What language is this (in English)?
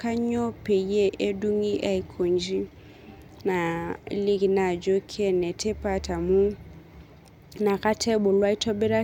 Masai